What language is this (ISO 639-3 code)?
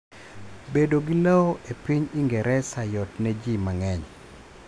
luo